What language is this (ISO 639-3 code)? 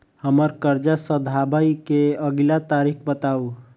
mai